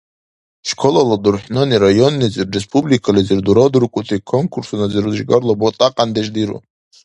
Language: Dargwa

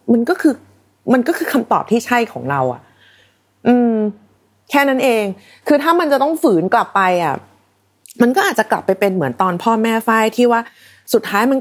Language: Thai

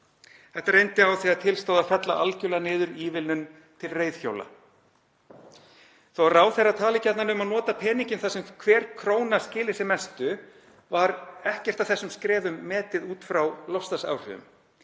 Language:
Icelandic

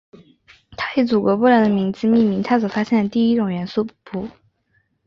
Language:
Chinese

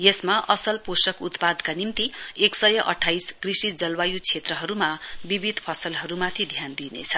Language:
Nepali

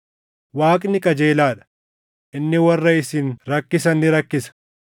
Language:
Oromo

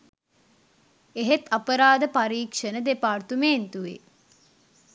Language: Sinhala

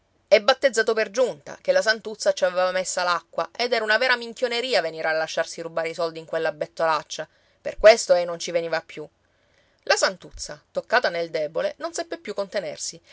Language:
Italian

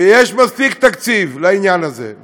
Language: Hebrew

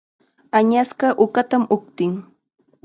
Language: Chiquián Ancash Quechua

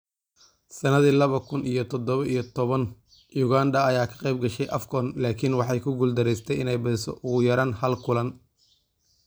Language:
Somali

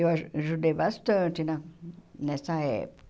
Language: Portuguese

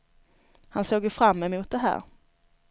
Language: Swedish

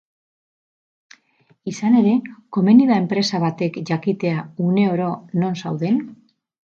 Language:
Basque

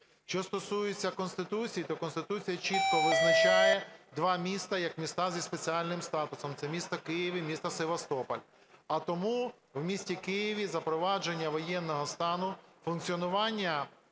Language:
Ukrainian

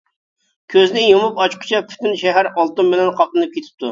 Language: Uyghur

